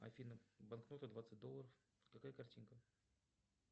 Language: Russian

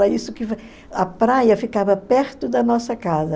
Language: Portuguese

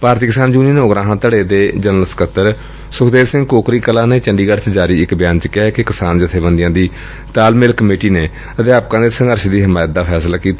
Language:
Punjabi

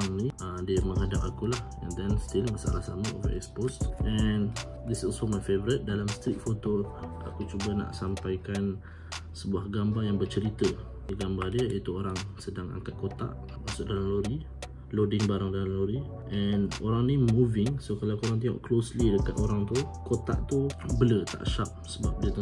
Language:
Malay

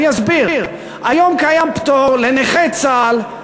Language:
Hebrew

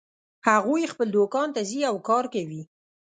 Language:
Pashto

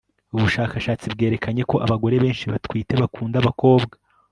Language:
Kinyarwanda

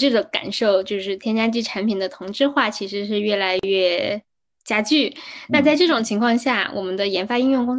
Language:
Chinese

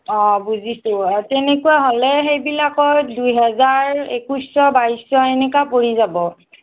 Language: Assamese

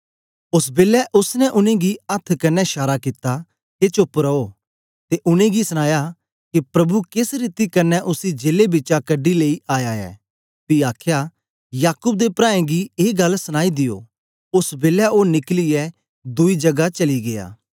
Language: Dogri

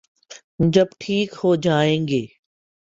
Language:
Urdu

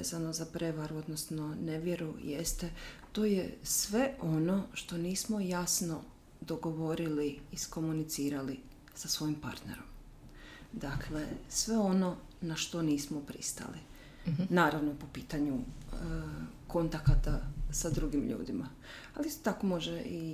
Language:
Croatian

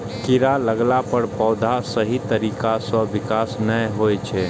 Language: Maithili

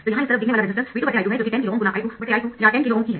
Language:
Hindi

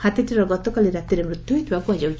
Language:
Odia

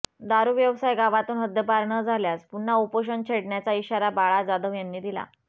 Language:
Marathi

